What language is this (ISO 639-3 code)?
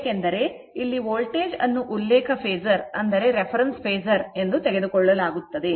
kan